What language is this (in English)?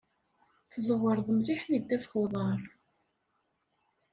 Kabyle